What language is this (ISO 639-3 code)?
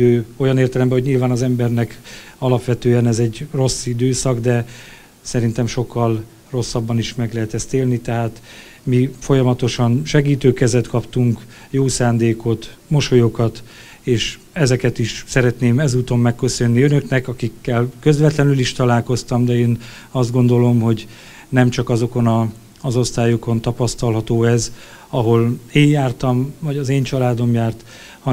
hun